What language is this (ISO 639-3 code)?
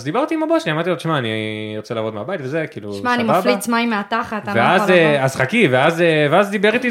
heb